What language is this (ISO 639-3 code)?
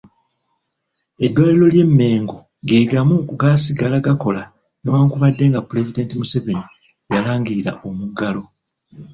lug